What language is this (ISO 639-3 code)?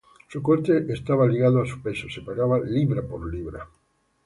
spa